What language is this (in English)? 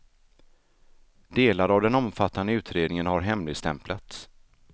Swedish